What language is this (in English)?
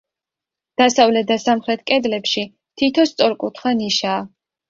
Georgian